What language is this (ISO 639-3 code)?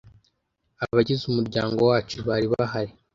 kin